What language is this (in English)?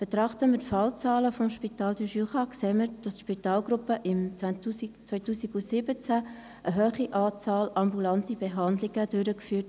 Swiss German